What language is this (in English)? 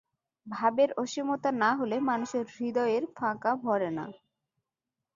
Bangla